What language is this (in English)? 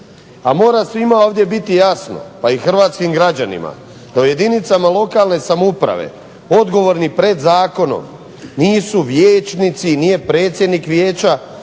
Croatian